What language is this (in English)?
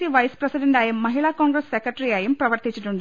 Malayalam